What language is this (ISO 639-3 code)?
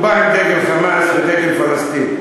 heb